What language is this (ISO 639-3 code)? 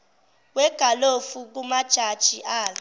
zul